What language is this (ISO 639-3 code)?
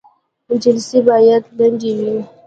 pus